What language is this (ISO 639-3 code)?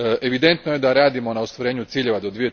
hrv